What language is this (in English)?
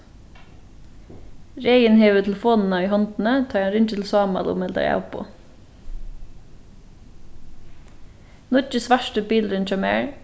Faroese